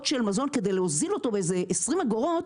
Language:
Hebrew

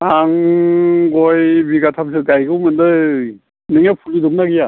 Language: Bodo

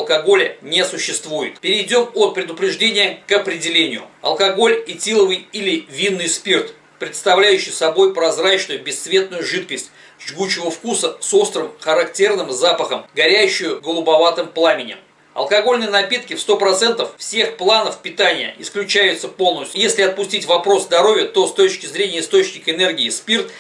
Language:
Russian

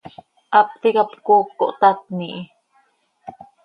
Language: Seri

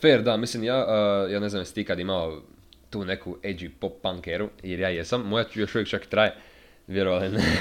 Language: Croatian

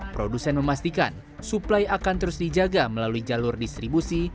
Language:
Indonesian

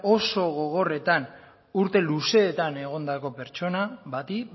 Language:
Basque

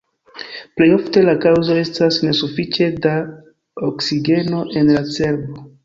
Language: Esperanto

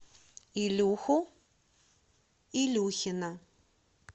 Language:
Russian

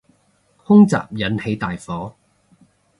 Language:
Cantonese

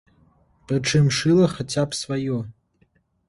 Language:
Belarusian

